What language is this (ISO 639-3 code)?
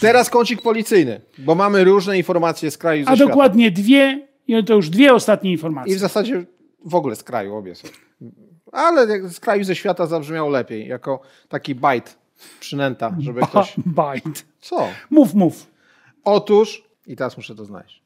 pol